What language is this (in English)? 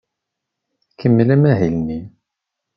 Kabyle